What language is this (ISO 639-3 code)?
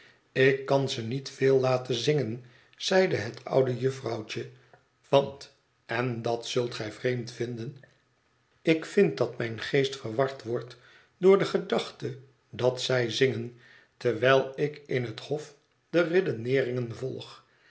nld